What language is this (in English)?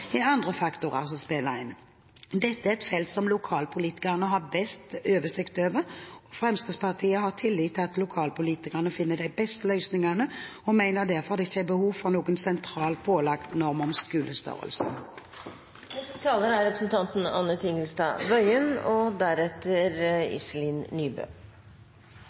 Norwegian Bokmål